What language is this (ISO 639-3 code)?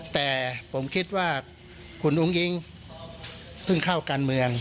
tha